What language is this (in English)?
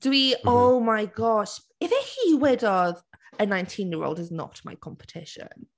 Welsh